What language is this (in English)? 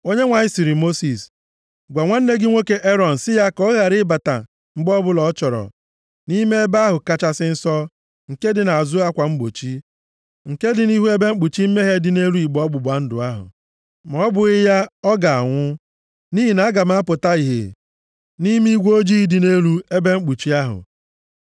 Igbo